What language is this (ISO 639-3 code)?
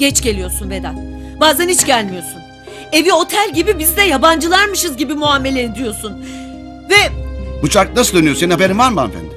tur